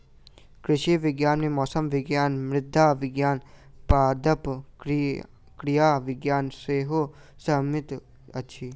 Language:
Maithili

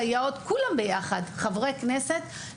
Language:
Hebrew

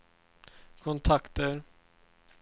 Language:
Swedish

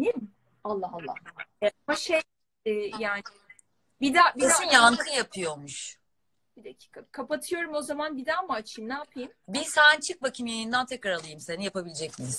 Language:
Turkish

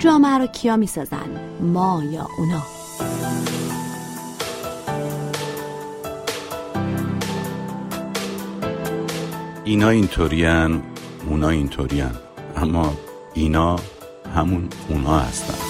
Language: Persian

